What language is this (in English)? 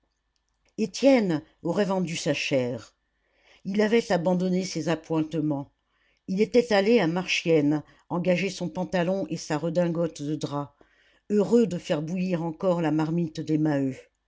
French